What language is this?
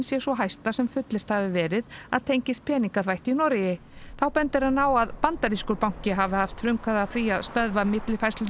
Icelandic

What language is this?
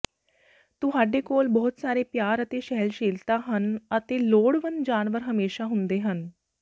Punjabi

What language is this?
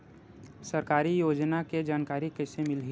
Chhattisgarhi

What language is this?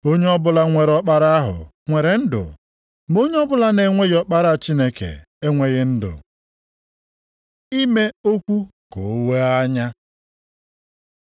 Igbo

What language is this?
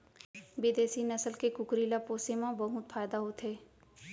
Chhattisgarhi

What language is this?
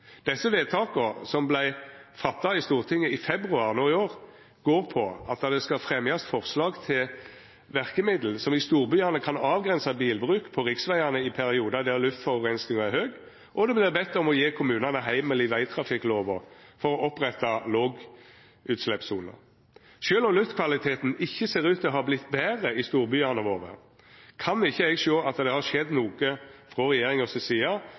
Norwegian Nynorsk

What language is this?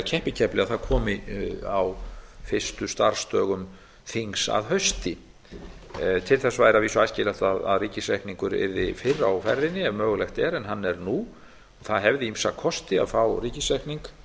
Icelandic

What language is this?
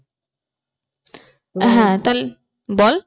Bangla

